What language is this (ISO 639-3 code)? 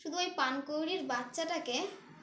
ben